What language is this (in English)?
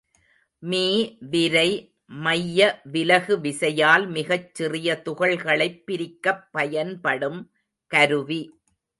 Tamil